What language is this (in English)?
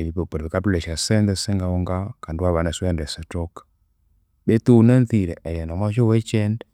Konzo